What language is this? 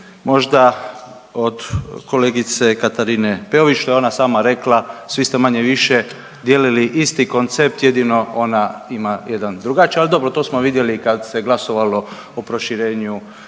Croatian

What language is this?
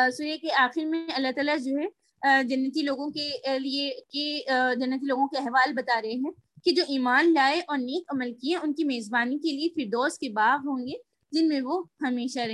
Urdu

